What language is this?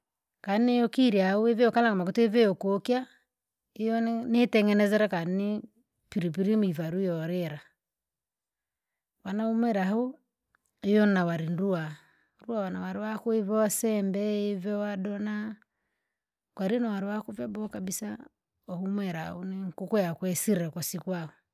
Langi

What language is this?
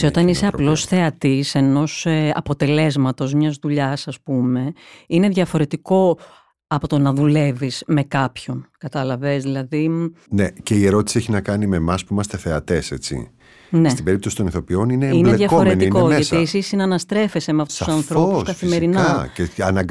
Greek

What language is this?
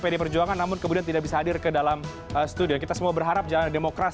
Indonesian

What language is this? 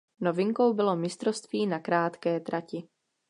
Czech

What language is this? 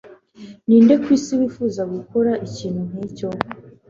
Kinyarwanda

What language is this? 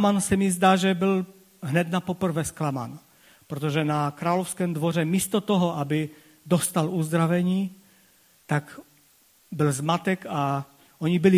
Czech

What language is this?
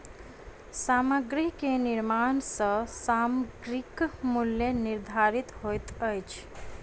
Maithili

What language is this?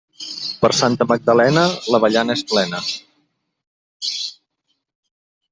Catalan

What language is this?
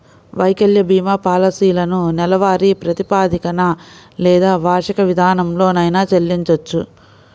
Telugu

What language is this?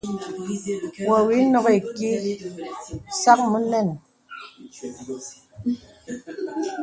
Bebele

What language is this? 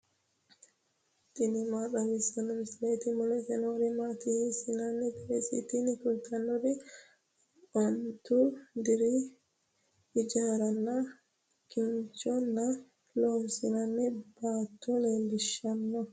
Sidamo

